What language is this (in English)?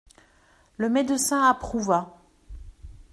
French